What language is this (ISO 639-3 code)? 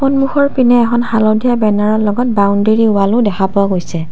asm